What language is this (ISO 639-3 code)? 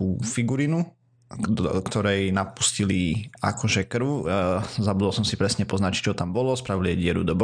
slk